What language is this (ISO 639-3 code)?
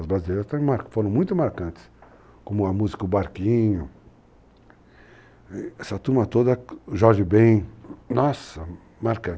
por